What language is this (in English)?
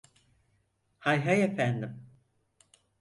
Turkish